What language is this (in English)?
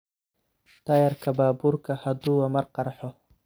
Somali